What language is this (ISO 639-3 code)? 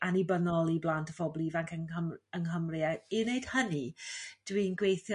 cym